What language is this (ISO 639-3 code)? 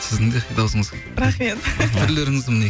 kaz